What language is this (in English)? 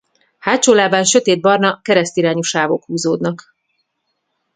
Hungarian